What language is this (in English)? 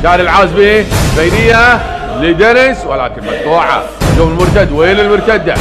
Arabic